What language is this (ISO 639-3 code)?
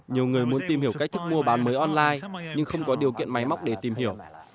vie